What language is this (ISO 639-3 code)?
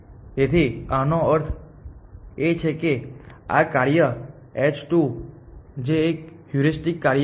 guj